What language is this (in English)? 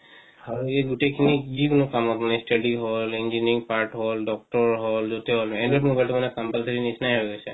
Assamese